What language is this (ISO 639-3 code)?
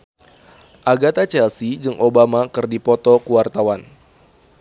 sun